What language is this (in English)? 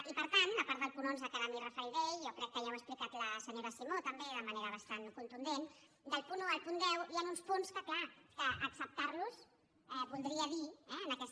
Catalan